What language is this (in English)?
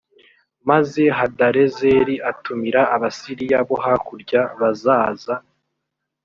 Kinyarwanda